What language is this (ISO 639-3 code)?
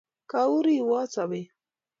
kln